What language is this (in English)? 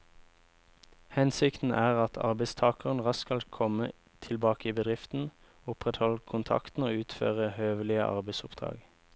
Norwegian